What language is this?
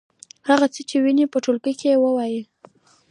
Pashto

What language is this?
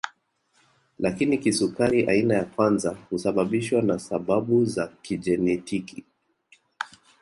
Swahili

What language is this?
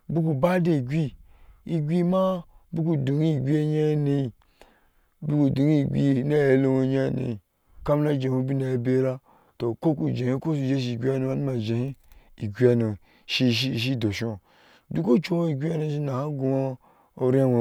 Ashe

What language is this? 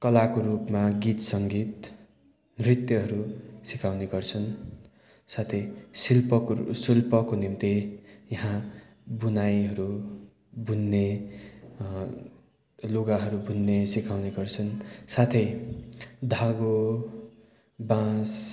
Nepali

